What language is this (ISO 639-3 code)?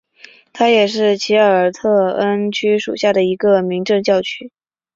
zho